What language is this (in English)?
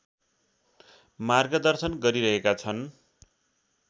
Nepali